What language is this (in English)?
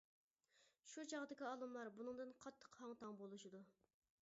Uyghur